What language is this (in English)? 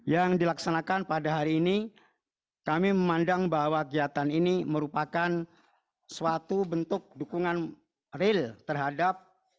Indonesian